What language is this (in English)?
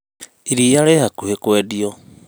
Kikuyu